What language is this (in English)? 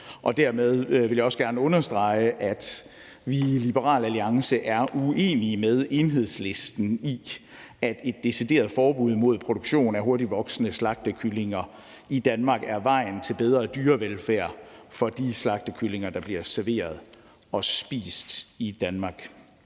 Danish